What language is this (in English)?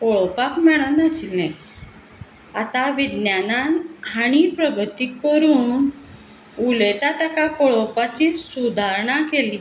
Konkani